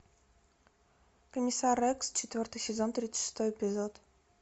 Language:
Russian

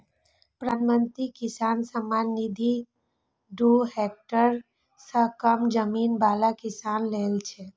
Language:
Maithili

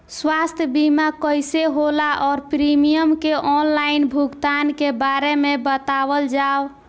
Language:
Bhojpuri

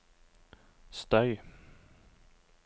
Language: Norwegian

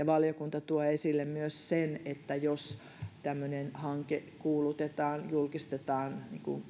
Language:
Finnish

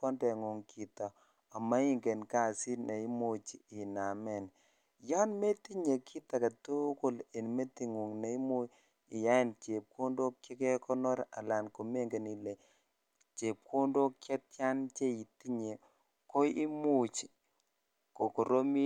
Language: Kalenjin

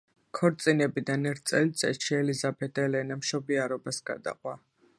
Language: Georgian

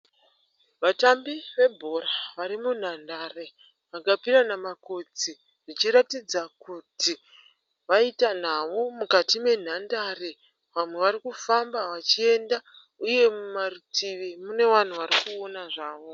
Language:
Shona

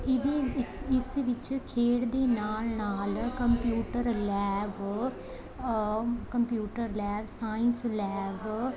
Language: Punjabi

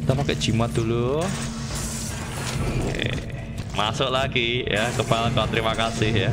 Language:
Indonesian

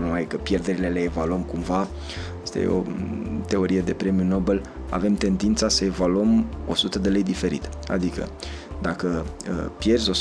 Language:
Romanian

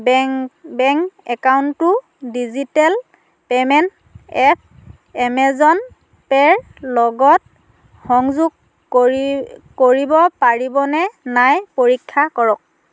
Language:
Assamese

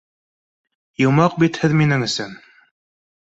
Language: Bashkir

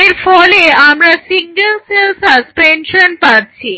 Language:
Bangla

